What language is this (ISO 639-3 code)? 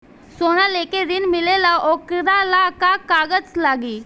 bho